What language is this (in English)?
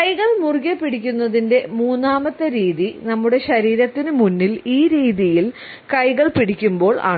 Malayalam